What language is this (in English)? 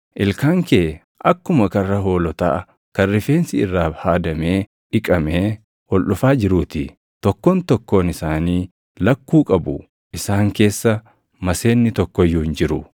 Oromo